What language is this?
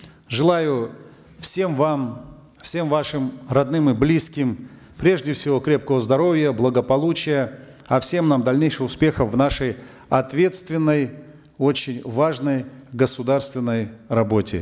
Kazakh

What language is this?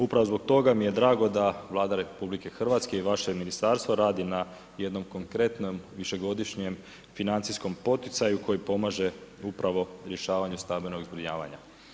Croatian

